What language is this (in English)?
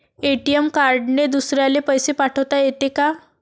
Marathi